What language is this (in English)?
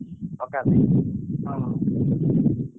Odia